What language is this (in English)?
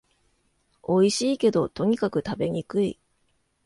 Japanese